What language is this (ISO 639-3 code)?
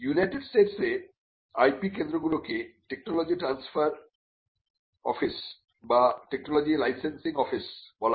ben